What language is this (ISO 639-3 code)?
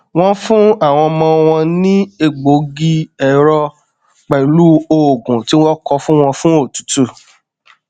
yor